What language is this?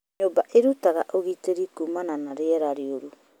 Kikuyu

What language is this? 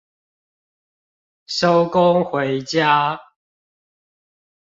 Chinese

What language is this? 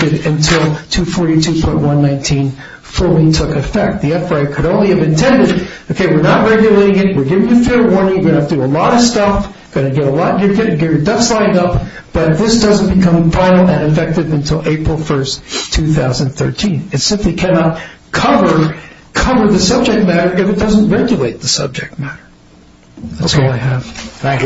English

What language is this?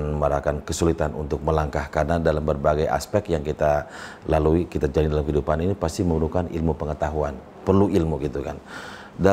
Indonesian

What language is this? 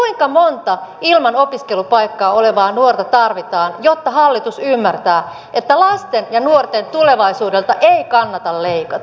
Finnish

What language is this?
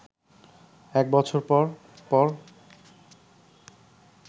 Bangla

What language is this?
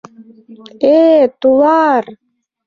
Mari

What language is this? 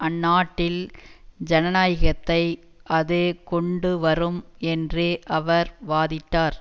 Tamil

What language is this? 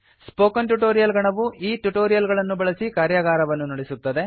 Kannada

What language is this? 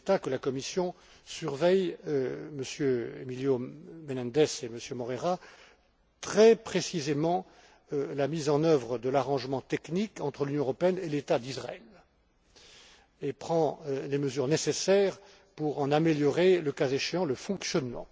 French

